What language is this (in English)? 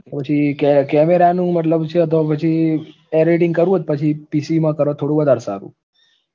Gujarati